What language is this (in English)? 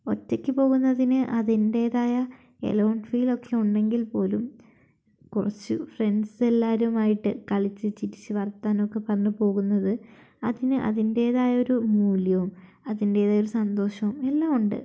Malayalam